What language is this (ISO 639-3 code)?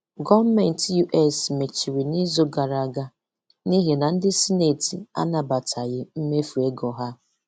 ibo